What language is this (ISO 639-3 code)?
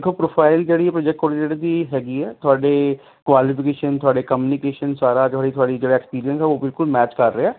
pan